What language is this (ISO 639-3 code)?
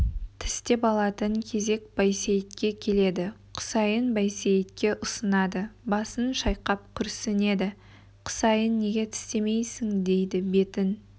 kaz